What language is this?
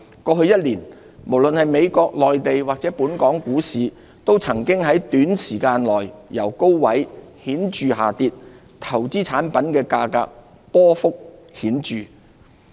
Cantonese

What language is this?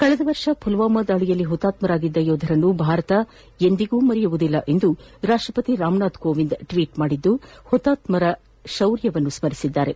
Kannada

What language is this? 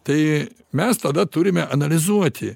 Lithuanian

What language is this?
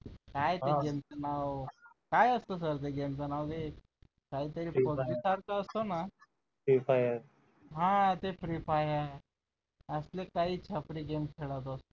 Marathi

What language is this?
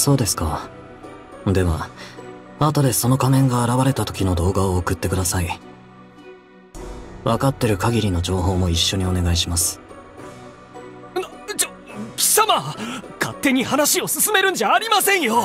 Japanese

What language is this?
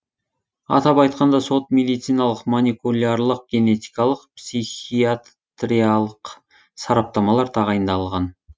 Kazakh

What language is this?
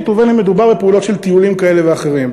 Hebrew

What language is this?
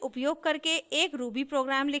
Hindi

